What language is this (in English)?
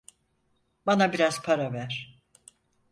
Turkish